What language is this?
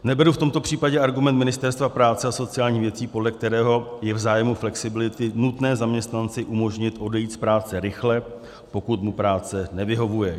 Czech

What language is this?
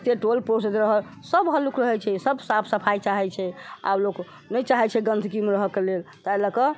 Maithili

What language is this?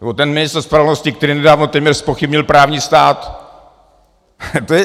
Czech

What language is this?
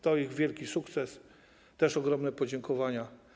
Polish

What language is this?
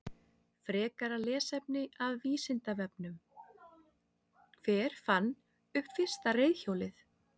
Icelandic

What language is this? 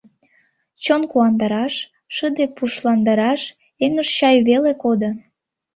Mari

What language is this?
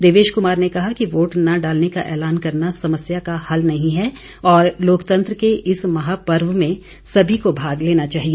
Hindi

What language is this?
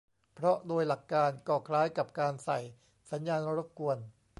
Thai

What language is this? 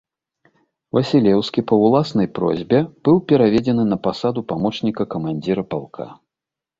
Belarusian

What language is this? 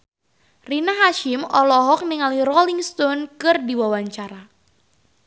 Sundanese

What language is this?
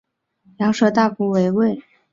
Chinese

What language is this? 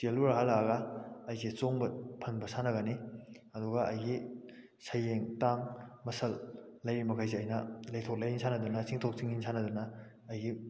Manipuri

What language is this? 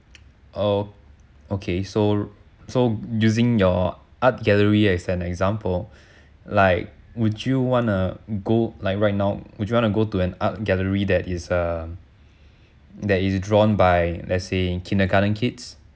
English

